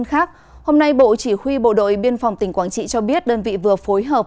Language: Vietnamese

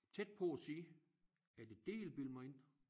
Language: Danish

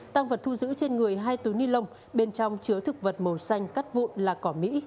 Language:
Vietnamese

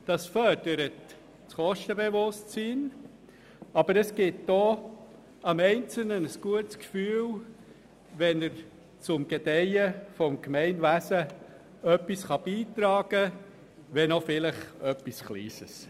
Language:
Swiss German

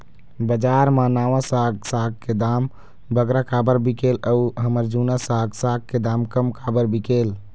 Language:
Chhattisgarhi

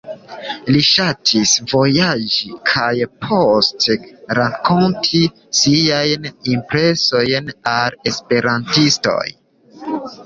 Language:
Esperanto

